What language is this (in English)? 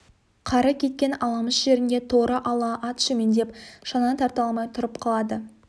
Kazakh